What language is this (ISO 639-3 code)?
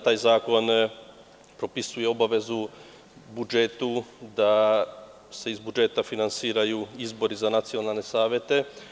srp